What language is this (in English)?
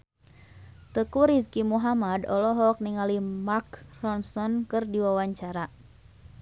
Sundanese